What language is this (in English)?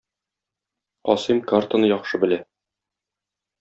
Tatar